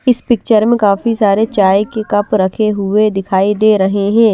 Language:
Hindi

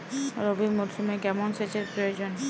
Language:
Bangla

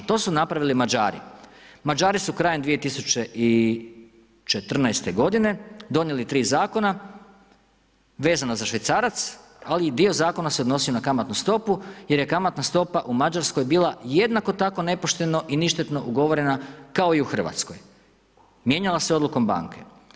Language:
Croatian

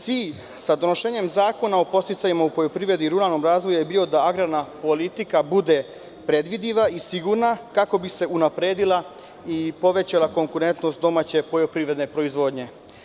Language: Serbian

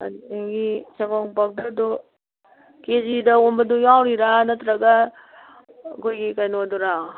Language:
Manipuri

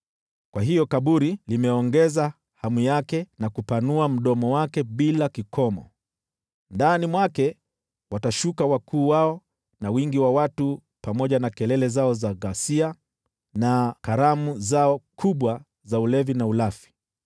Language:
Swahili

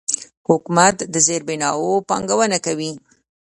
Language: Pashto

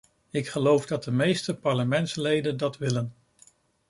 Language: Dutch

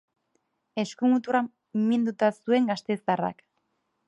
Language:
Basque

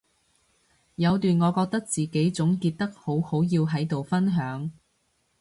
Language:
Cantonese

